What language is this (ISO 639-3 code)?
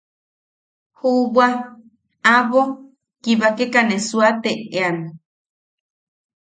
yaq